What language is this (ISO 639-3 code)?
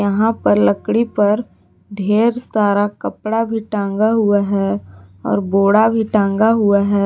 hin